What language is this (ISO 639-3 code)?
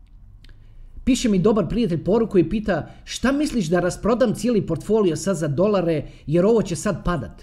hrv